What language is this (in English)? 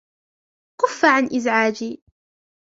Arabic